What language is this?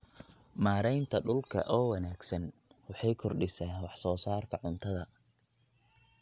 Somali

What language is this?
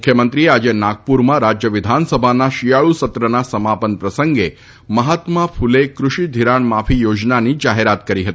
Gujarati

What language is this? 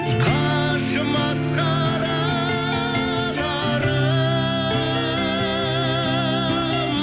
Kazakh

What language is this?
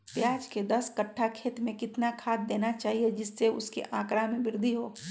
Magahi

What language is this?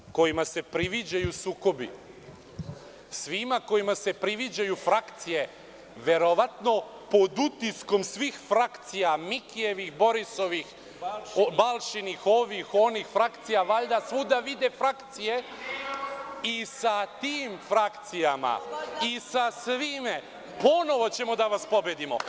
Serbian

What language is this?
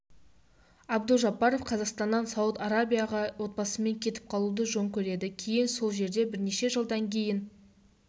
Kazakh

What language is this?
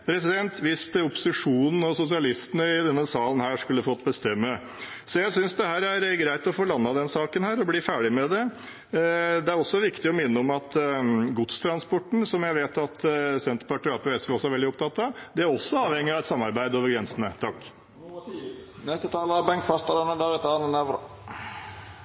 Norwegian Bokmål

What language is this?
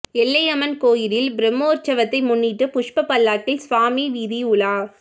Tamil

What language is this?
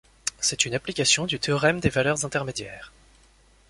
French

